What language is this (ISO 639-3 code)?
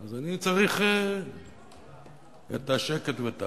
heb